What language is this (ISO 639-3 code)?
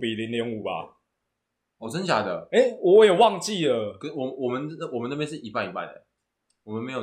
zho